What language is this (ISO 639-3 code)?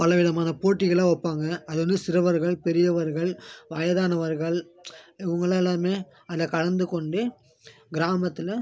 tam